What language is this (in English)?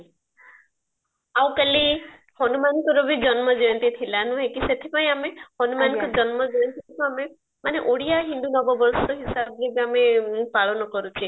Odia